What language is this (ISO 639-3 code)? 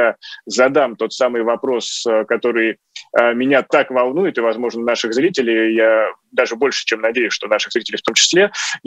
rus